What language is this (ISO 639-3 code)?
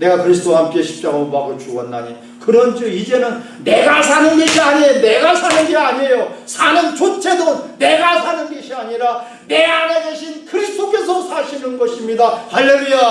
kor